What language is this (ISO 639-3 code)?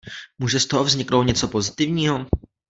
ces